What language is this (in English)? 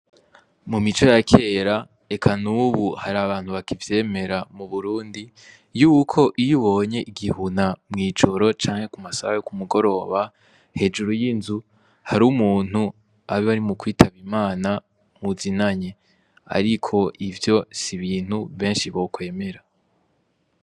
Rundi